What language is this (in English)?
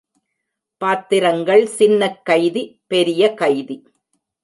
Tamil